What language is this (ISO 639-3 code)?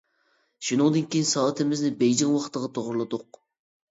uig